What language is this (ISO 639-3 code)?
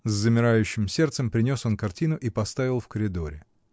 rus